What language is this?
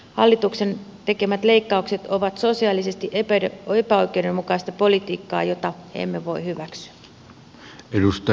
Finnish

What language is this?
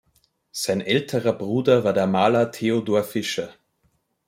German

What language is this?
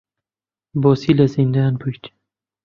Central Kurdish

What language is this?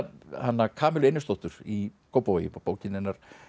Icelandic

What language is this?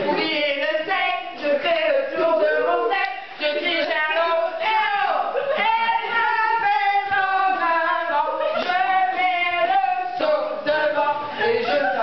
French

